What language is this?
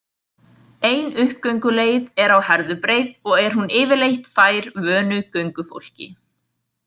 Icelandic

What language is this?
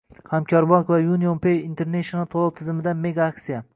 Uzbek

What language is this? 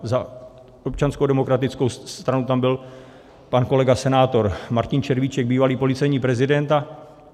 Czech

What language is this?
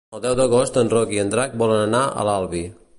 Catalan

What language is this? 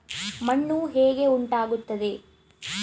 Kannada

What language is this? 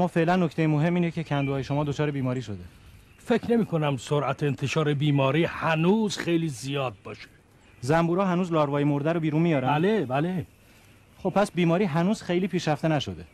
Persian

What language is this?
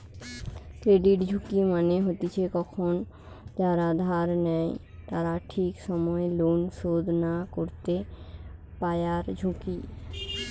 Bangla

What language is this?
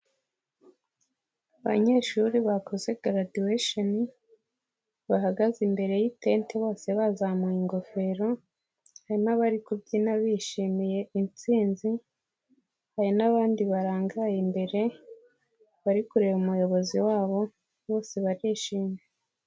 Kinyarwanda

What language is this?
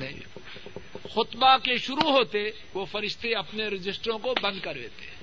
Urdu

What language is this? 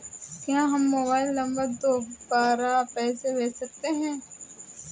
Hindi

